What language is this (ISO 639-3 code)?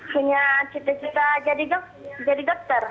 ind